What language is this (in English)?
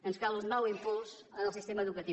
Catalan